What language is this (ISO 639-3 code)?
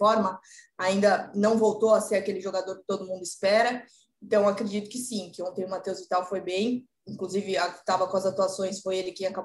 por